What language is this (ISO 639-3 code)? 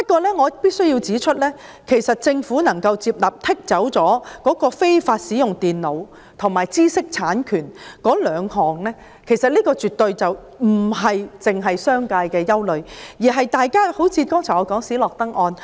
yue